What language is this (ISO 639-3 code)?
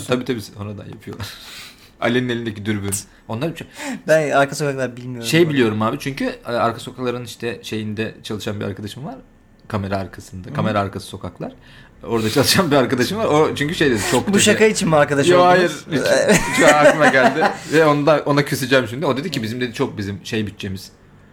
tur